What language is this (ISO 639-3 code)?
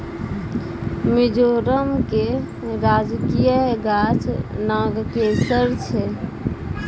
mai